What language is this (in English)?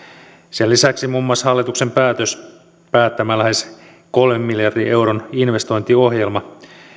Finnish